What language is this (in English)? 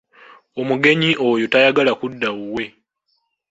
Ganda